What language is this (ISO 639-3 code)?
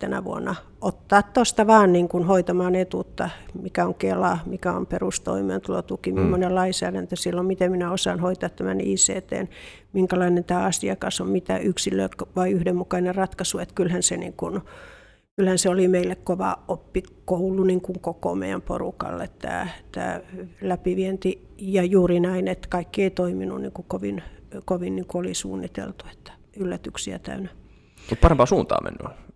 fin